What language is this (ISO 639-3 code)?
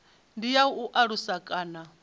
ven